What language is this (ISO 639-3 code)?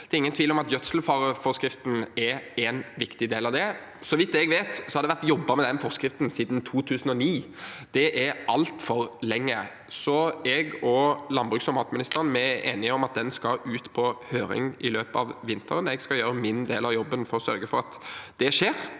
nor